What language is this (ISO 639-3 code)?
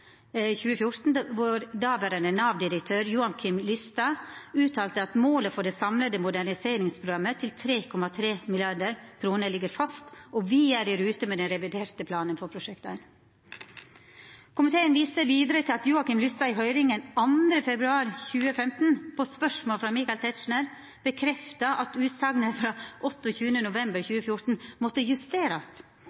nno